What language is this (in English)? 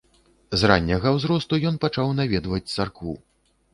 Belarusian